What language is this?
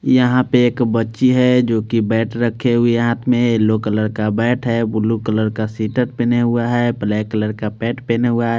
Hindi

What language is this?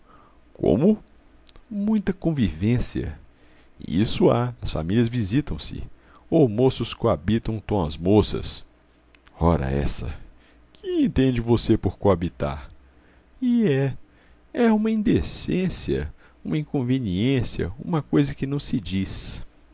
Portuguese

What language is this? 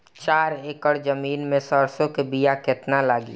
Bhojpuri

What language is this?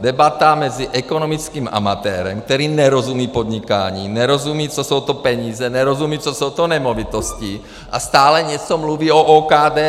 Czech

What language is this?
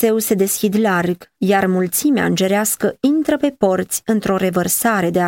Romanian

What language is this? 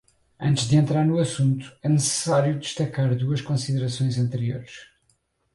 Portuguese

